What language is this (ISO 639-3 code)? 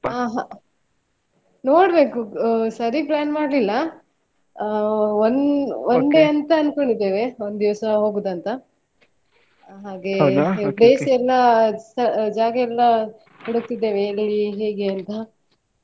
kan